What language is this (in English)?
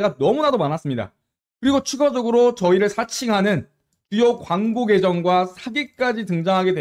Korean